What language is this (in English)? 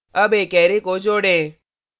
Hindi